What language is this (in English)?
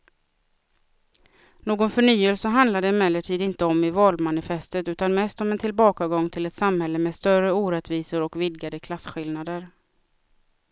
Swedish